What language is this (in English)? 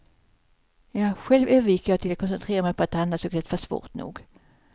Swedish